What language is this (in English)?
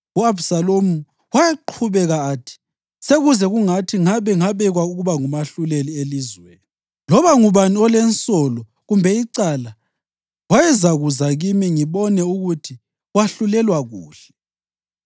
North Ndebele